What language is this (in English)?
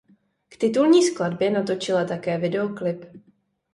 Czech